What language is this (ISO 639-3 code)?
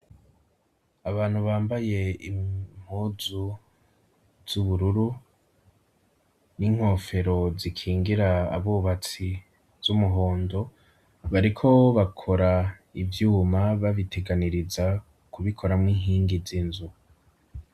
run